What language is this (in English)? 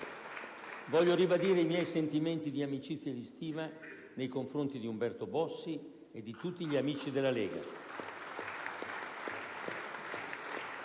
Italian